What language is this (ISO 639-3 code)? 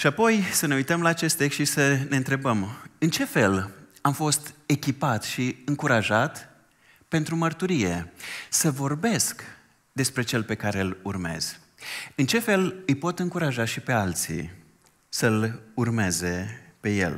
ron